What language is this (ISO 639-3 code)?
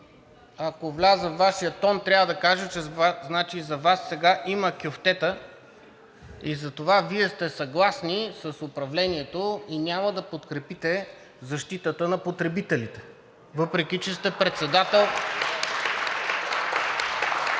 bul